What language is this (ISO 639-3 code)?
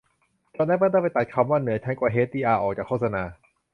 tha